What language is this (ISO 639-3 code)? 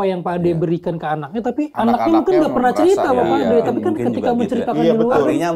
ind